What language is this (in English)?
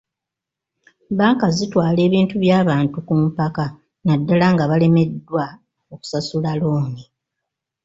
Ganda